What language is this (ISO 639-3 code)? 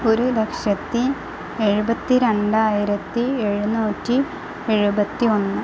mal